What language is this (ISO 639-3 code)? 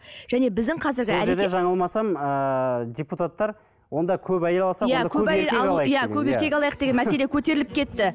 kaz